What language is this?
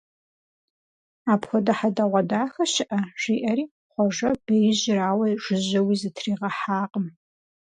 Kabardian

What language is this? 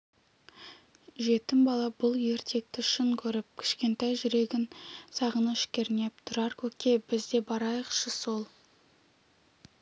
Kazakh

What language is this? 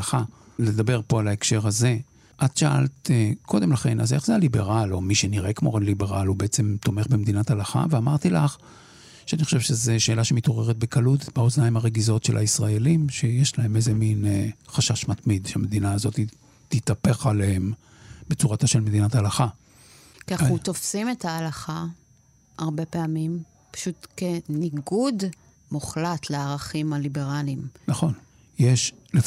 Hebrew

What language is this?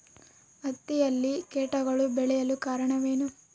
Kannada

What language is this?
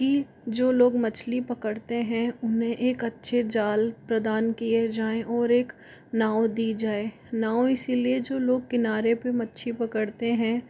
Hindi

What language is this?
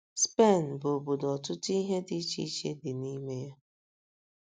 Igbo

